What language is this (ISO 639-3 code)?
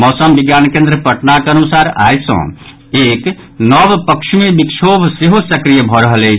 mai